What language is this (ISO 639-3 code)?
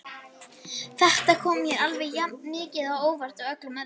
isl